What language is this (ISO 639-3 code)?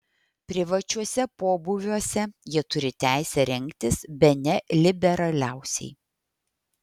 lit